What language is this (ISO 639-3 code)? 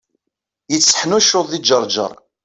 kab